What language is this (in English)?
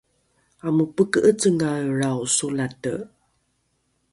Rukai